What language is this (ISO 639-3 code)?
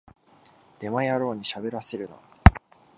jpn